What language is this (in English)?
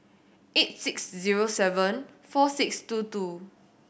English